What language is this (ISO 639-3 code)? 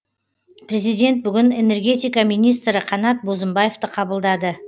kaz